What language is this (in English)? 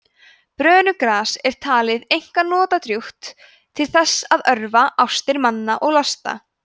Icelandic